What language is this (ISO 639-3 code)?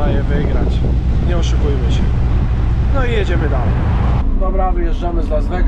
pol